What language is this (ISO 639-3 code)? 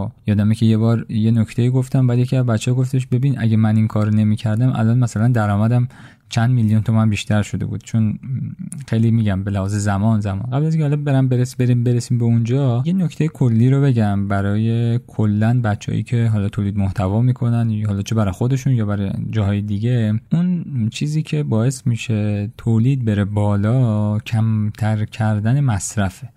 fas